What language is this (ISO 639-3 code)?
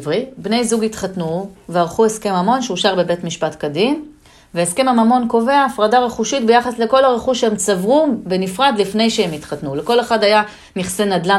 heb